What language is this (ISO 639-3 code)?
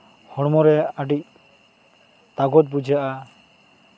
sat